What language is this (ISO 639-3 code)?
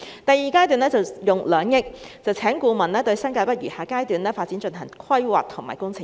yue